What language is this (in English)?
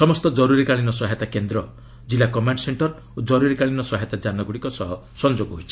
Odia